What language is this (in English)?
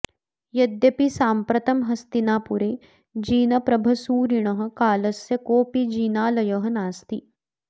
Sanskrit